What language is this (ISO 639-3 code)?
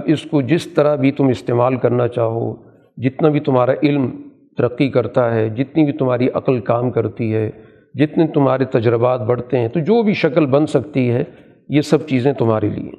urd